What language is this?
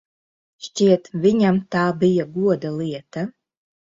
Latvian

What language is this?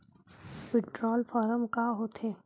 Chhattisgarhi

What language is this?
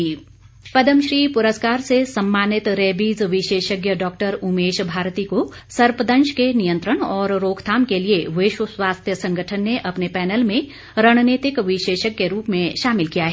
Hindi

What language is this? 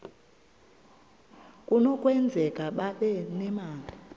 Xhosa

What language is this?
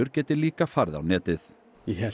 Icelandic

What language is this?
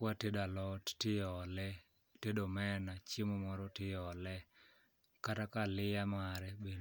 Luo (Kenya and Tanzania)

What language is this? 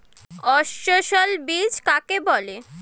Bangla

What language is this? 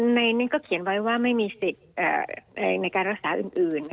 Thai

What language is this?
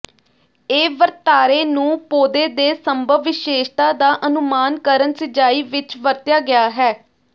Punjabi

